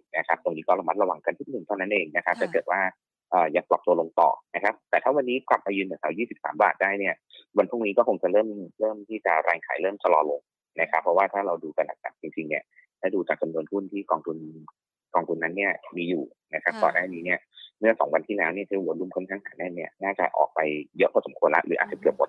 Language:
Thai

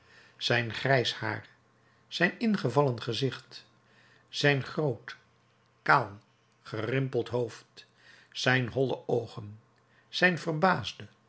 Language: Dutch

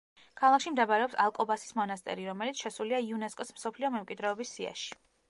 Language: Georgian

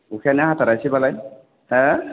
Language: Bodo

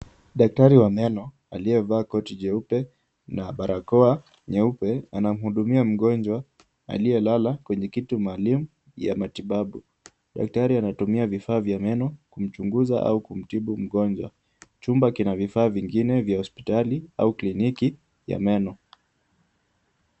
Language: Swahili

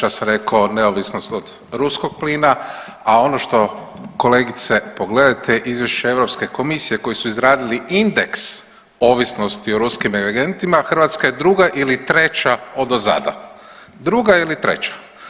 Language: Croatian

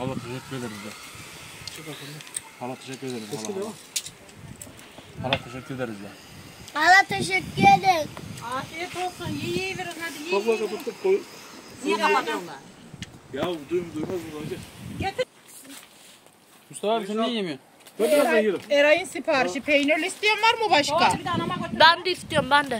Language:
Turkish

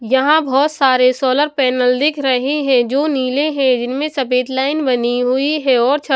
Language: Hindi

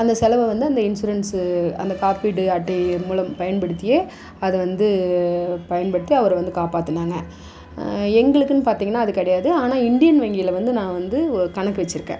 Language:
Tamil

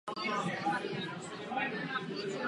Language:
Czech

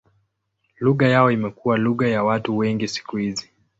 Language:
Swahili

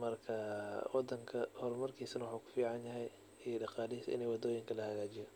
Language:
Somali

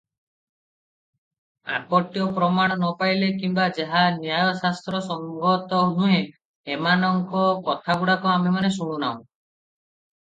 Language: Odia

